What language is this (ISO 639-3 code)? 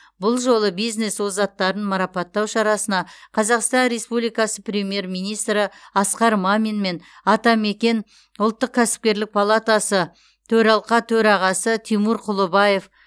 kaz